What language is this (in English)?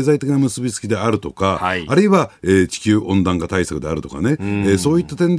Japanese